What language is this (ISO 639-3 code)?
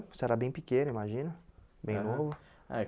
por